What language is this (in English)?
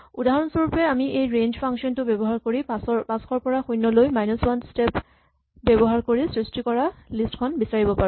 Assamese